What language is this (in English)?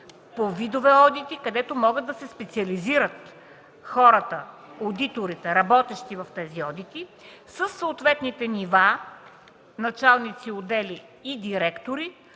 Bulgarian